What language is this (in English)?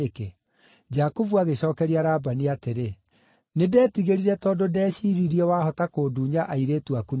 Kikuyu